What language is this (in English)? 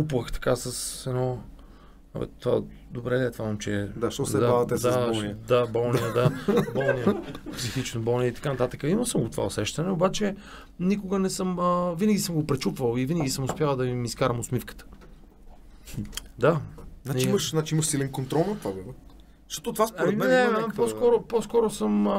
Bulgarian